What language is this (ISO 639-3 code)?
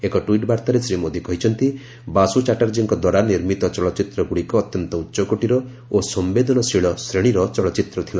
ori